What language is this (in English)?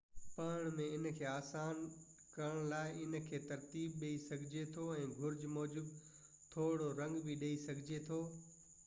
Sindhi